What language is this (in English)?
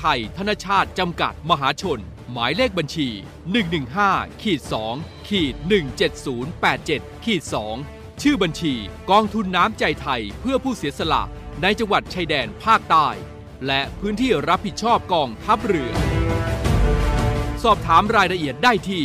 Thai